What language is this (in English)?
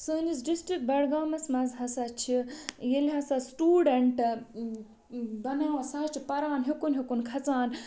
Kashmiri